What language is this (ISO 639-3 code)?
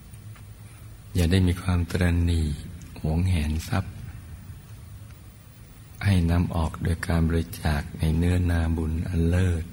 tha